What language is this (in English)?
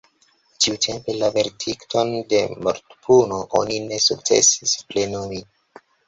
Esperanto